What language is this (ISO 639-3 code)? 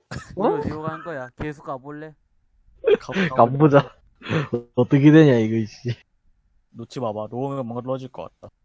kor